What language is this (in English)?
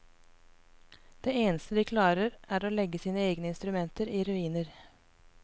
Norwegian